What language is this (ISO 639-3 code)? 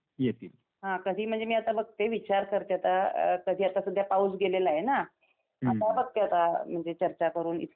mar